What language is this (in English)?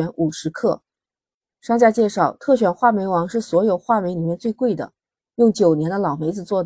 Chinese